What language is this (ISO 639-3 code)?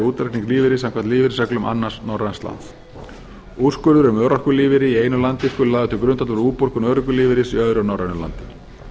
isl